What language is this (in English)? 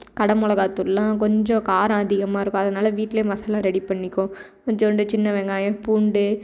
Tamil